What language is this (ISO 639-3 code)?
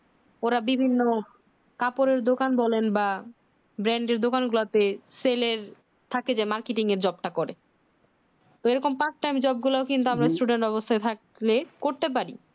ben